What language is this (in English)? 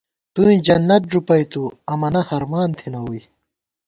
Gawar-Bati